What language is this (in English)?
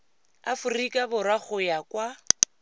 Tswana